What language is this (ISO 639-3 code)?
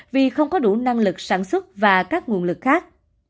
vie